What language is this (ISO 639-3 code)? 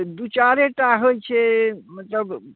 mai